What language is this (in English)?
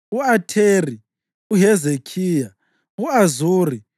North Ndebele